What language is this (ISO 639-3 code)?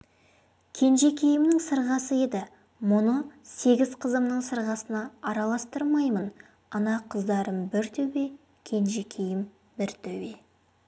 kaz